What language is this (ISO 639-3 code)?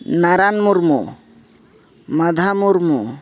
sat